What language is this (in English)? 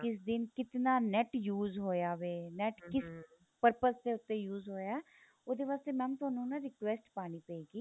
Punjabi